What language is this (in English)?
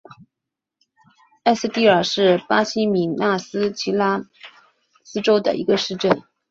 Chinese